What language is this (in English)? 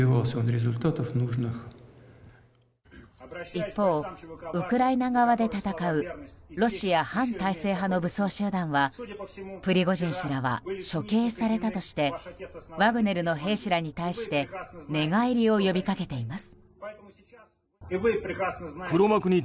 Japanese